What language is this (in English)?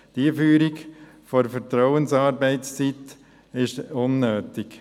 Swiss German